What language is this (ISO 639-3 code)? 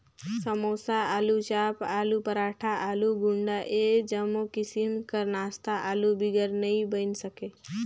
hne